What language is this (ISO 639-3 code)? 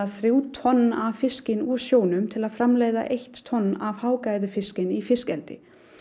isl